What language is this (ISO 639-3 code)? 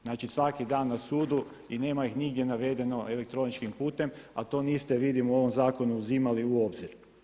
hrv